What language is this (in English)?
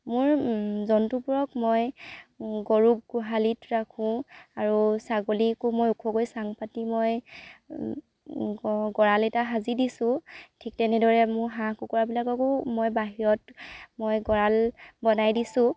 Assamese